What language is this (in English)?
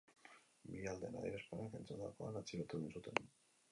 Basque